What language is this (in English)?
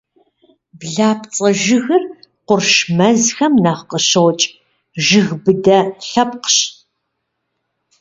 Kabardian